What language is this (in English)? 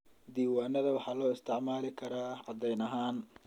Somali